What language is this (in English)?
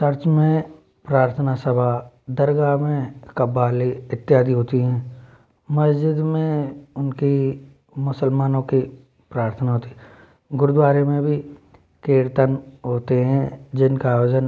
Hindi